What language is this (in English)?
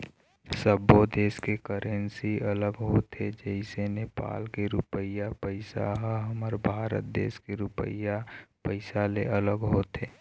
Chhattisgarhi